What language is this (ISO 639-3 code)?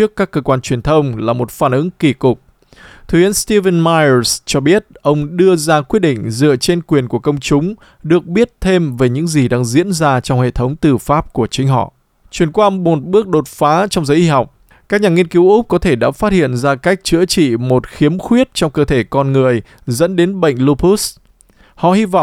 vie